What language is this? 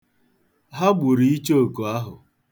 Igbo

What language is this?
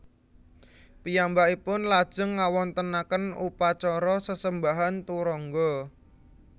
Javanese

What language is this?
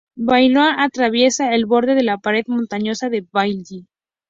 Spanish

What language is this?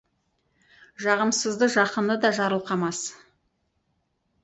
Kazakh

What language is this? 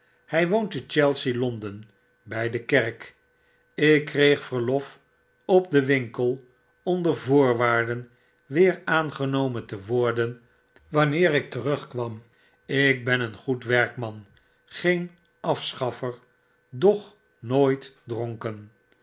Dutch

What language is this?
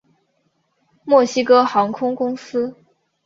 Chinese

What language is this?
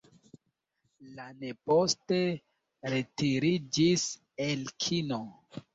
Esperanto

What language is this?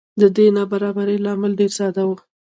Pashto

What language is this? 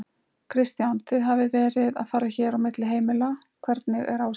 Icelandic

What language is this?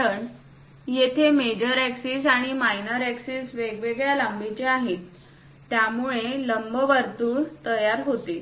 Marathi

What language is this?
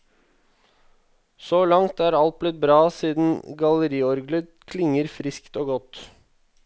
Norwegian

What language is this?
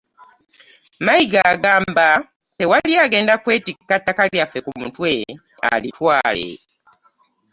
Ganda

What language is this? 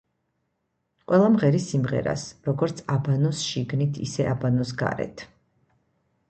Georgian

